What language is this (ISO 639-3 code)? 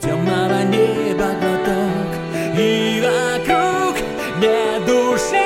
rus